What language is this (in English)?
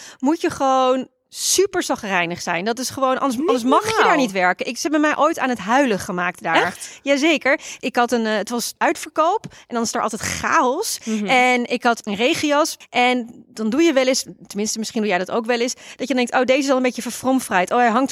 Dutch